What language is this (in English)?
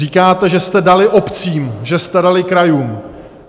Czech